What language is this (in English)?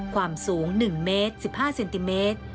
Thai